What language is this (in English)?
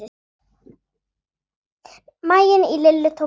Icelandic